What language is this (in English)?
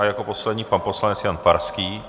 Czech